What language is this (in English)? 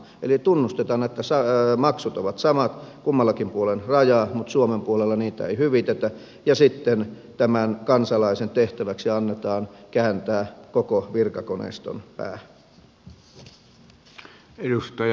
Finnish